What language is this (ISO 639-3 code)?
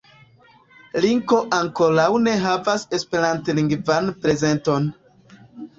epo